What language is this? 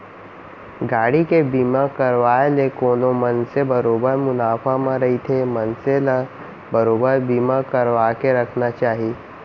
Chhattisgarhi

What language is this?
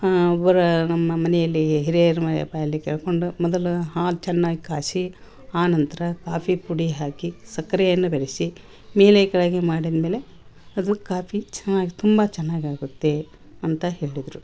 Kannada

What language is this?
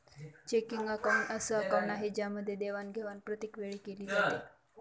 Marathi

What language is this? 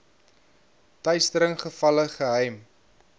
Afrikaans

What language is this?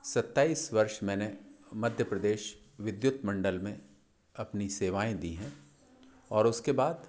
Hindi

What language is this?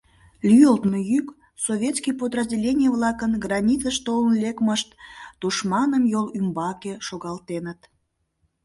Mari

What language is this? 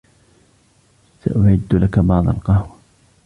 Arabic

